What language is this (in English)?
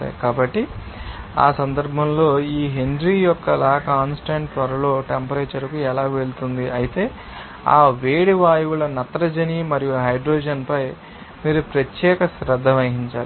Telugu